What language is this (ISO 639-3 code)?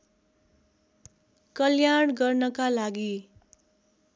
nep